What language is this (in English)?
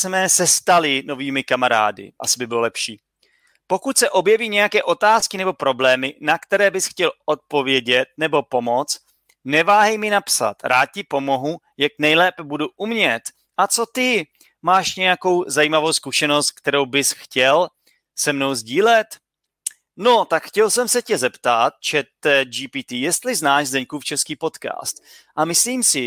Czech